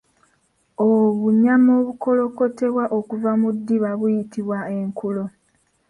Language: Ganda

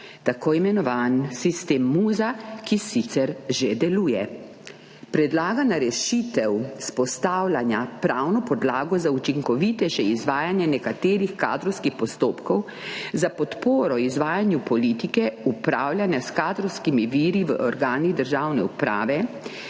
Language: Slovenian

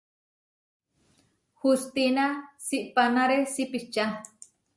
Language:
Huarijio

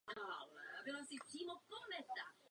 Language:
Czech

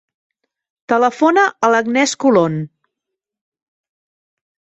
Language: Catalan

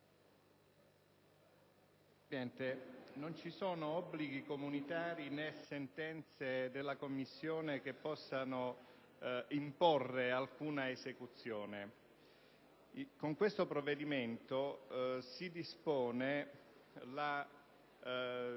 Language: Italian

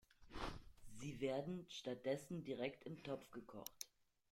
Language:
German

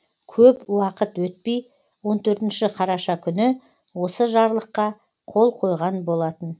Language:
Kazakh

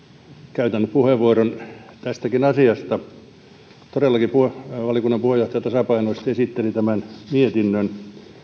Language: Finnish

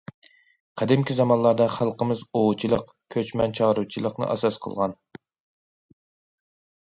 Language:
Uyghur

